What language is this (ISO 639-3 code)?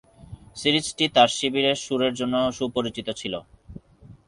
ben